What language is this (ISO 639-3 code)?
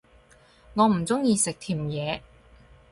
yue